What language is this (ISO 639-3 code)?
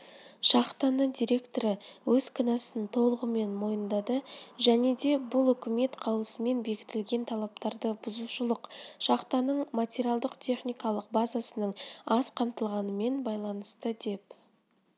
kaz